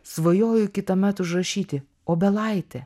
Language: Lithuanian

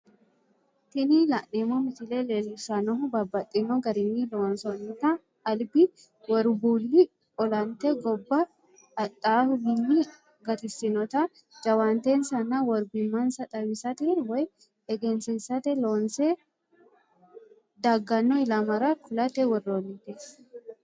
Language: Sidamo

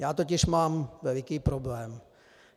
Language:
Czech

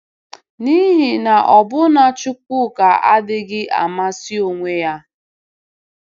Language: Igbo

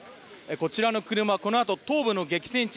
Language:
Japanese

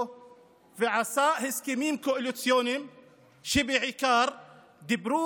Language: Hebrew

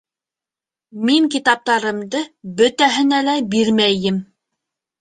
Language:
Bashkir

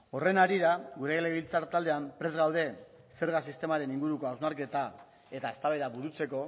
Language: Basque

